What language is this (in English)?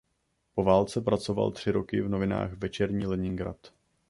Czech